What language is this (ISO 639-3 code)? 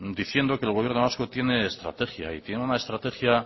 spa